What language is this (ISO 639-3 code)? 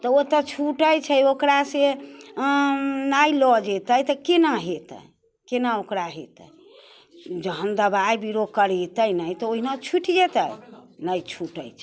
mai